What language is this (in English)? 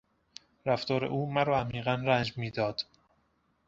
Persian